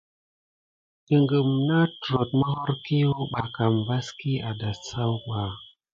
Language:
Gidar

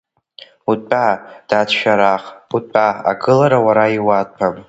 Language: Abkhazian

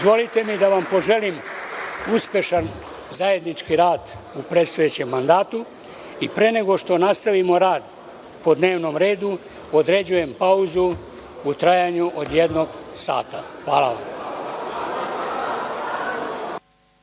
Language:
Serbian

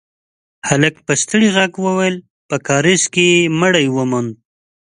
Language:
Pashto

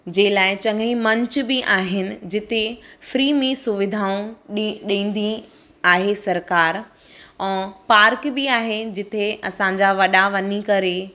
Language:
Sindhi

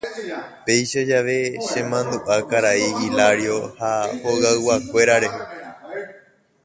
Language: Guarani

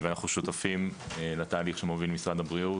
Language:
Hebrew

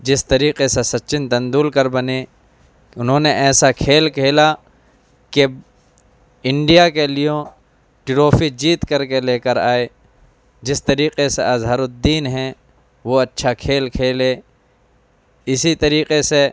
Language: Urdu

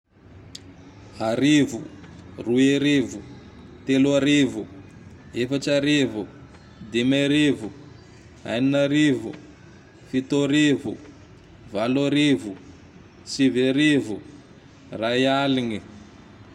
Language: Tandroy-Mahafaly Malagasy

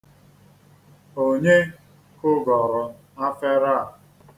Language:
Igbo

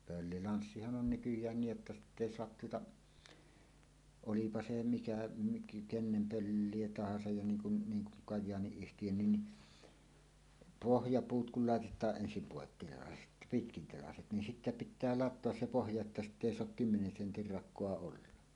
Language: Finnish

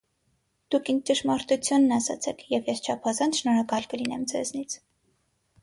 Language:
Armenian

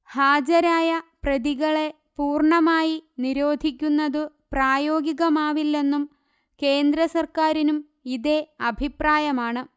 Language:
Malayalam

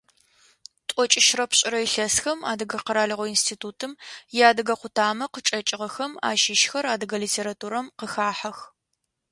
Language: Adyghe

